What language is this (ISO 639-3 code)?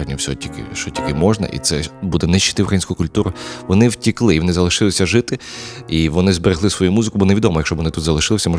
ukr